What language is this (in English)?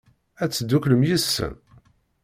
Kabyle